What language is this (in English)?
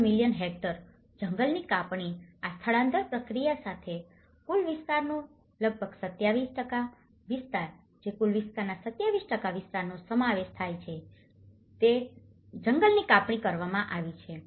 Gujarati